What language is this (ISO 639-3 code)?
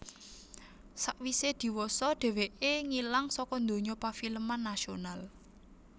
jav